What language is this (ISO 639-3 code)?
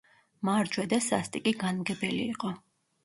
kat